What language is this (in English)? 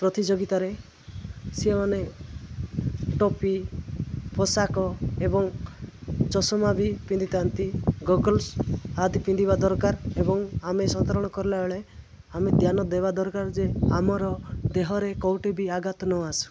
Odia